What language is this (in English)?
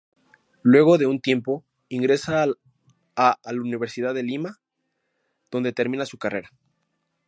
Spanish